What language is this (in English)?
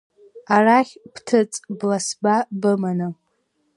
Abkhazian